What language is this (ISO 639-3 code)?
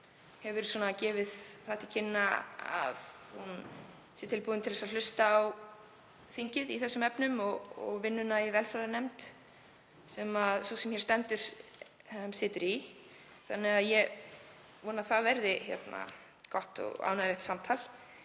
isl